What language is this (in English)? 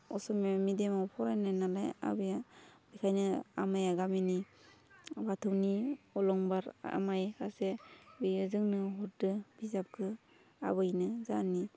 Bodo